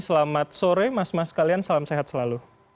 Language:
Indonesian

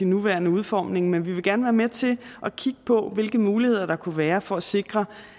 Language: Danish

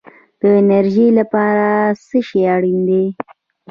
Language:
Pashto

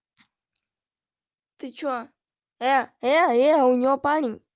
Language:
Russian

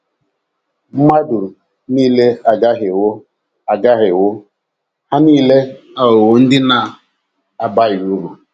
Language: Igbo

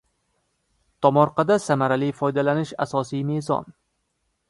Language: Uzbek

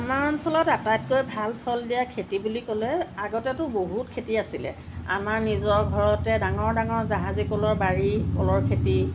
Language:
Assamese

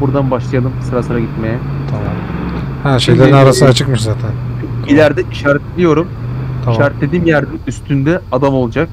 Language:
Turkish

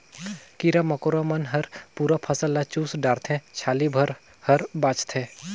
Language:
Chhattisgarhi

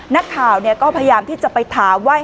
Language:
Thai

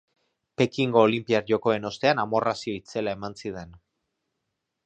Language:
Basque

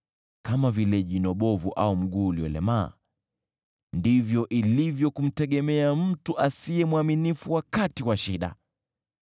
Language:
Swahili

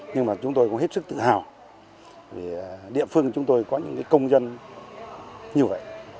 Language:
Vietnamese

